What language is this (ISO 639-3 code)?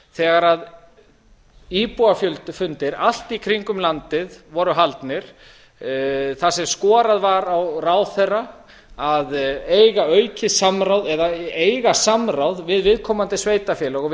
isl